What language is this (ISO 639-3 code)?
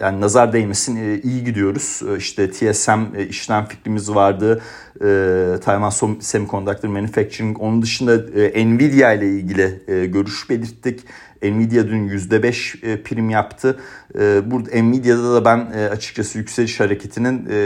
tur